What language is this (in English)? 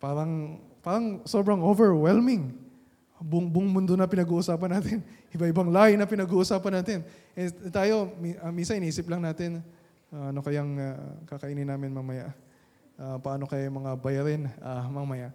Filipino